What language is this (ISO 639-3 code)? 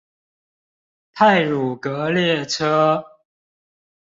zho